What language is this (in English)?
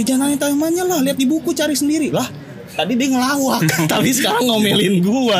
Indonesian